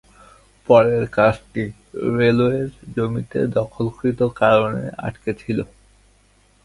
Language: Bangla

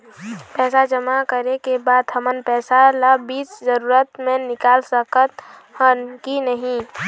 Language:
Chhattisgarhi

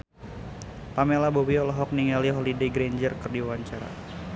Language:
Sundanese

